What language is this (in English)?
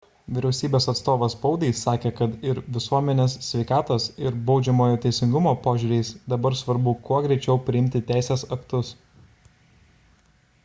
Lithuanian